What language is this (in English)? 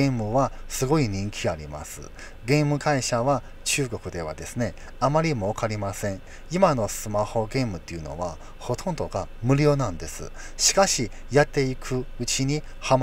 Japanese